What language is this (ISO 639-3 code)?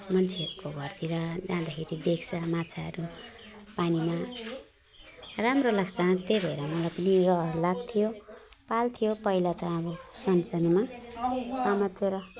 nep